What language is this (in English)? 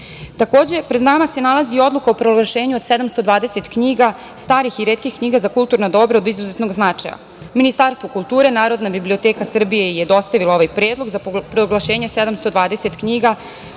Serbian